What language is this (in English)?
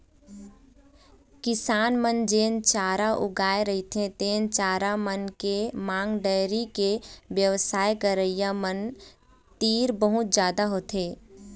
Chhattisgarhi